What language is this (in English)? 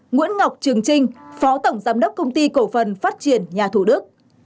Vietnamese